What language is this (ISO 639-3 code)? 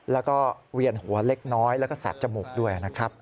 tha